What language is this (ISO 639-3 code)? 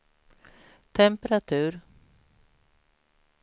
swe